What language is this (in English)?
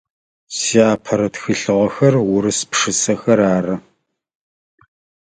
Adyghe